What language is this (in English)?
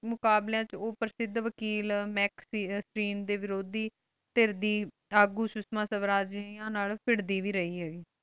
Punjabi